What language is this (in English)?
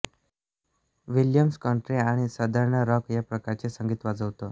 Marathi